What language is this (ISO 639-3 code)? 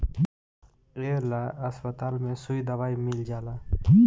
bho